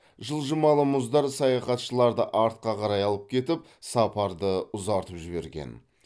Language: Kazakh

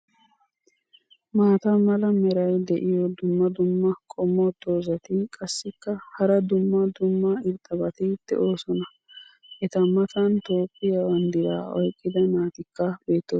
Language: Wolaytta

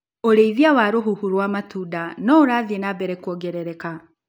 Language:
Kikuyu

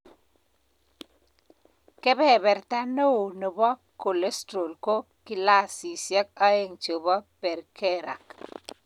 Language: Kalenjin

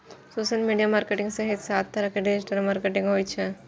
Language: Maithili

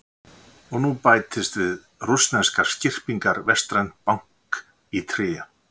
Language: Icelandic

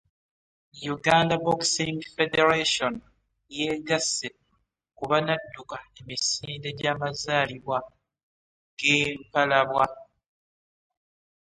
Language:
Ganda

